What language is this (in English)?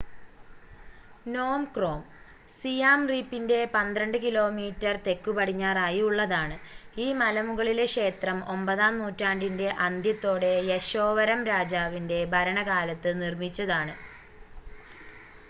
Malayalam